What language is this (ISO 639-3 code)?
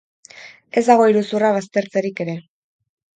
eus